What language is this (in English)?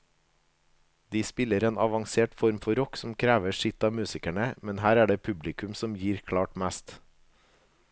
Norwegian